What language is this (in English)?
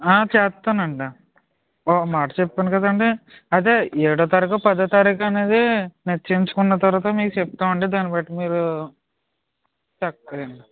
Telugu